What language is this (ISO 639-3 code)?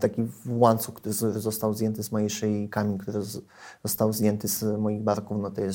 pol